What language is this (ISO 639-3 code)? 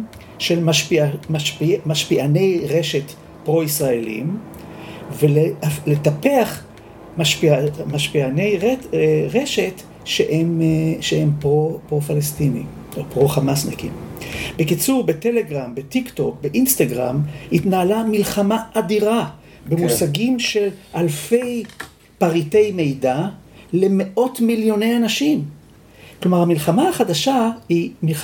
heb